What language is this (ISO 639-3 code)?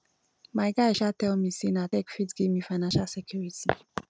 pcm